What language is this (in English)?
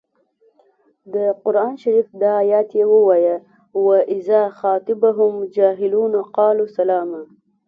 Pashto